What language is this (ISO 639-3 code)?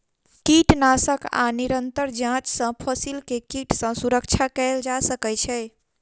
mai